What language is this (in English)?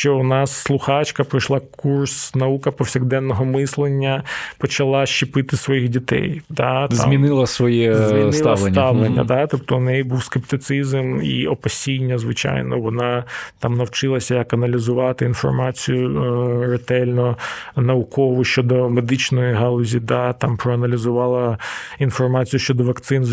Ukrainian